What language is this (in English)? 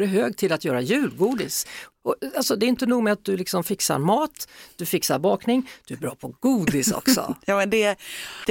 Swedish